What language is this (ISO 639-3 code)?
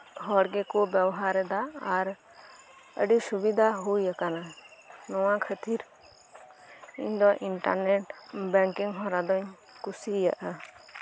sat